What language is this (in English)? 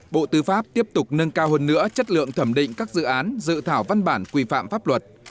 Vietnamese